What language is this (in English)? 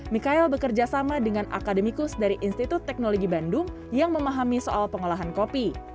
Indonesian